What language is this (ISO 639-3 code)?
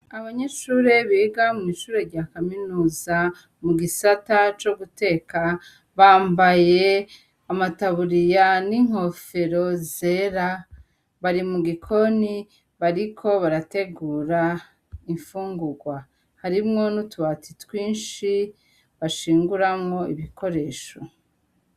run